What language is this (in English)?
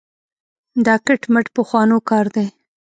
Pashto